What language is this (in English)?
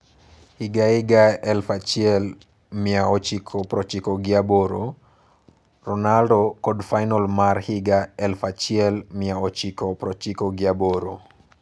Luo (Kenya and Tanzania)